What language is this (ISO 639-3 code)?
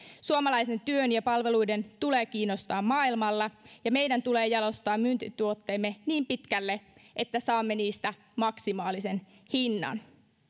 fin